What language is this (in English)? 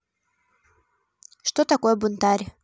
Russian